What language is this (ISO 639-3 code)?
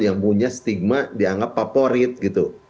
ind